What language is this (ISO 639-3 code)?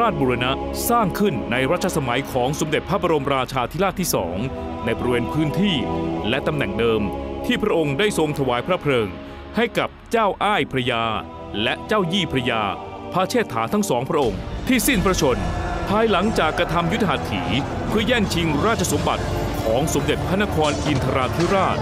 tha